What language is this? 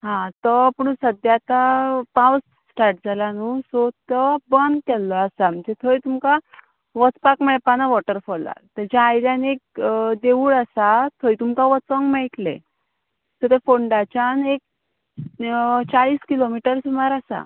Konkani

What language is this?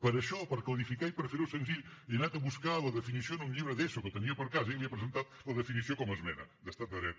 Catalan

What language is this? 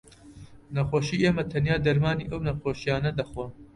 Central Kurdish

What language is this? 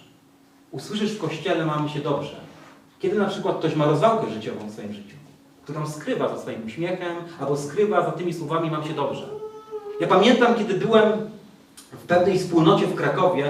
Polish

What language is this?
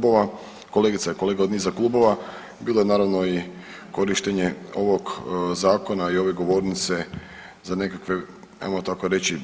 Croatian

